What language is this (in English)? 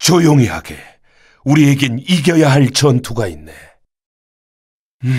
Korean